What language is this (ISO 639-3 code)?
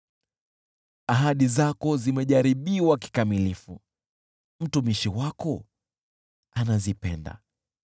swa